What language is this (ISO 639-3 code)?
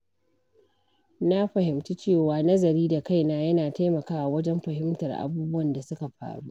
hau